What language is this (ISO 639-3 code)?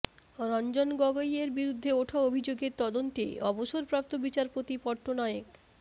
ben